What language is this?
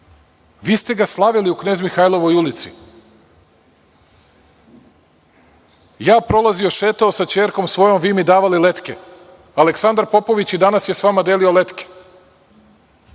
Serbian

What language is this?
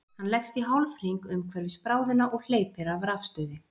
Icelandic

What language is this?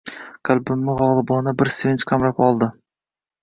Uzbek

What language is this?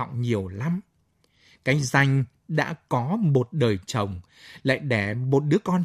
Vietnamese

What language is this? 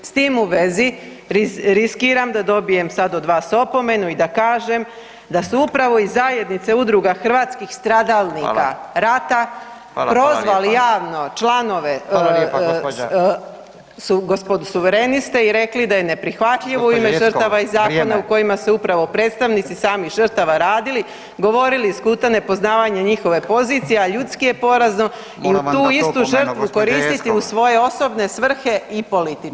Croatian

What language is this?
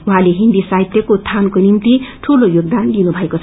Nepali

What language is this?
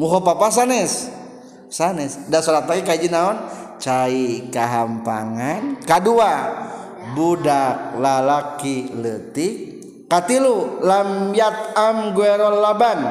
Indonesian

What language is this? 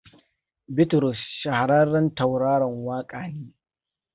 Hausa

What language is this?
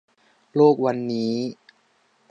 Thai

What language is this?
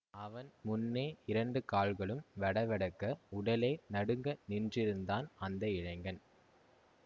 Tamil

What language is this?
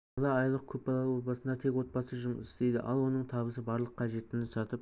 Kazakh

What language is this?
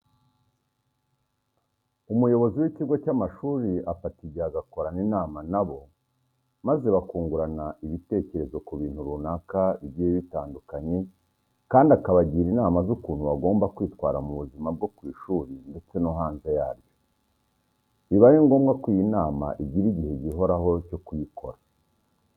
Kinyarwanda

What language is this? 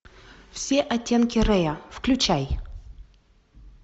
Russian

